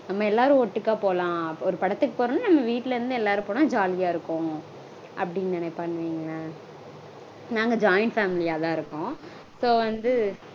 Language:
Tamil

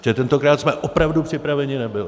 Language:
Czech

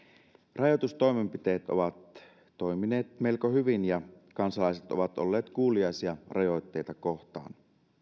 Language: Finnish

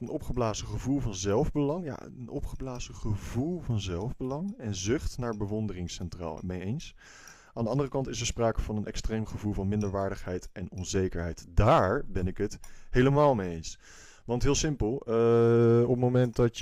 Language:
Dutch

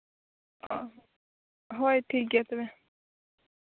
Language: Santali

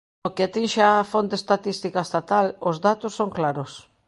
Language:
Galician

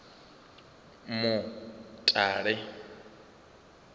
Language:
Venda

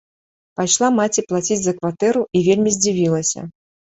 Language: Belarusian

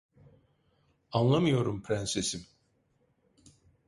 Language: Turkish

